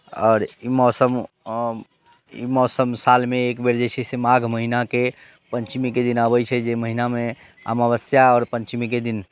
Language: Maithili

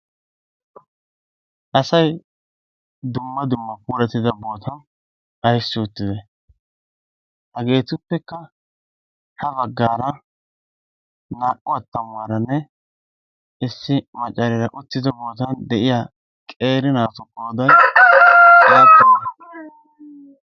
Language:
Wolaytta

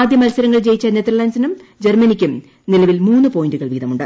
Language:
Malayalam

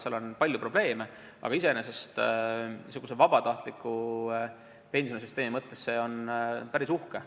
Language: Estonian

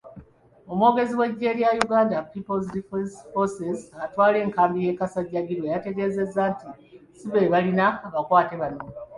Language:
Ganda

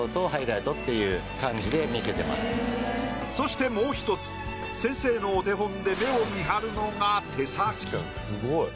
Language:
Japanese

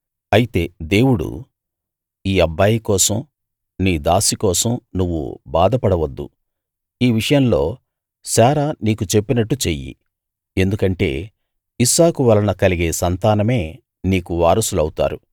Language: Telugu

